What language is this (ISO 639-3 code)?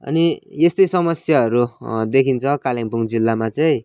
nep